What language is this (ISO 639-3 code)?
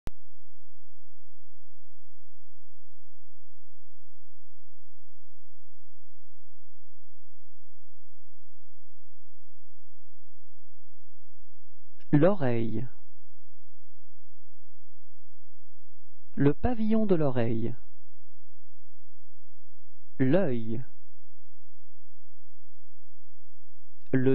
fra